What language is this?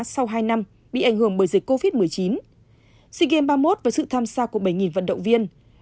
Vietnamese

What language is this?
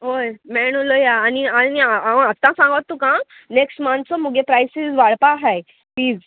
Konkani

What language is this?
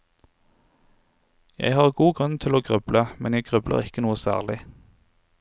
Norwegian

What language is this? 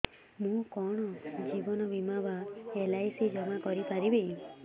Odia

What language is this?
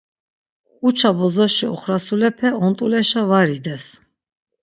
Laz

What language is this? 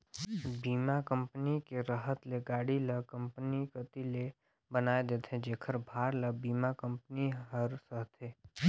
Chhattisgarhi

